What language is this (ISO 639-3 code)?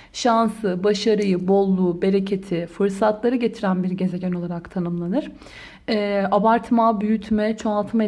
tur